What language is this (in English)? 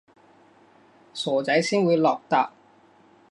Cantonese